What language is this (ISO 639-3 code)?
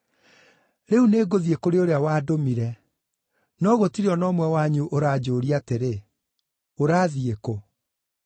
kik